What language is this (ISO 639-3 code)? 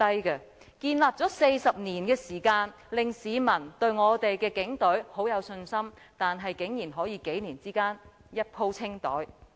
yue